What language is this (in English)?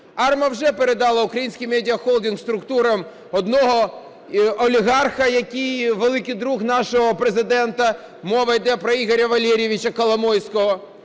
Ukrainian